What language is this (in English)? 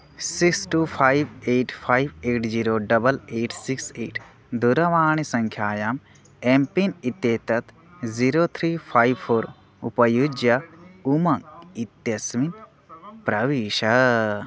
Sanskrit